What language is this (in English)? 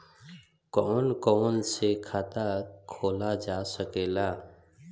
Bhojpuri